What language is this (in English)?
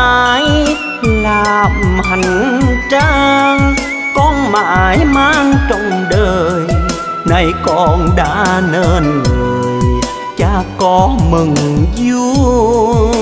Vietnamese